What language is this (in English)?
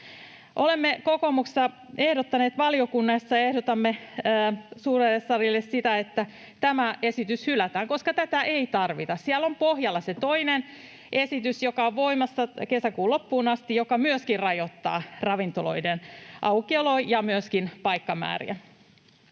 Finnish